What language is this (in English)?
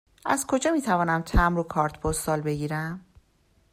Persian